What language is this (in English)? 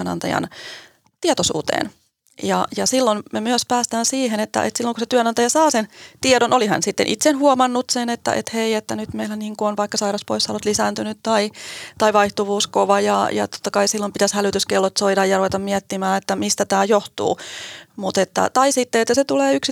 Finnish